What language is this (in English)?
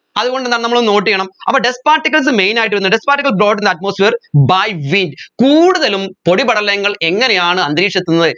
Malayalam